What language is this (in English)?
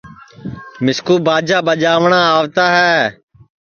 Sansi